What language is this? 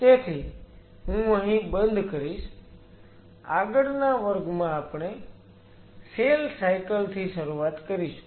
Gujarati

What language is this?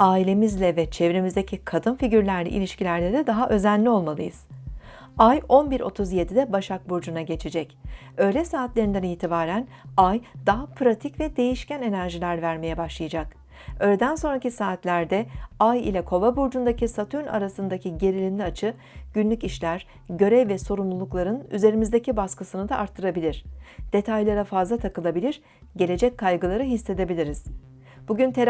Turkish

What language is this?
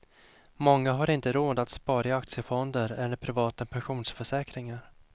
Swedish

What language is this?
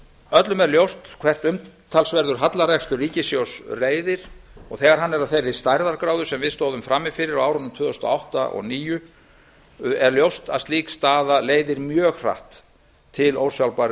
Icelandic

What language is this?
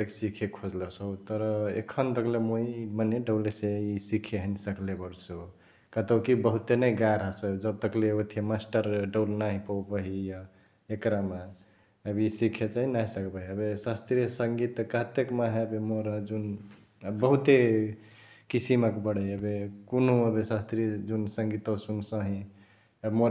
Chitwania Tharu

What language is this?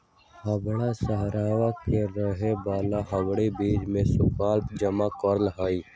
Magahi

